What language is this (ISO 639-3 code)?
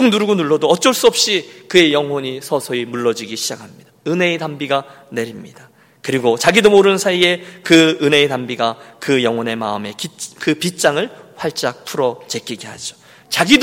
kor